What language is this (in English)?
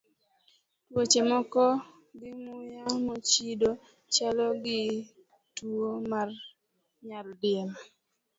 Luo (Kenya and Tanzania)